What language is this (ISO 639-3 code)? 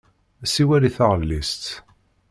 kab